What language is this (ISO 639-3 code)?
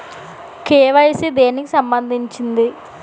tel